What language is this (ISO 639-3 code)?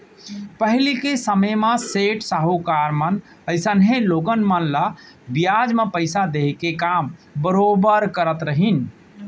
hne